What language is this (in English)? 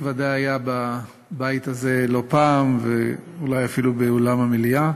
Hebrew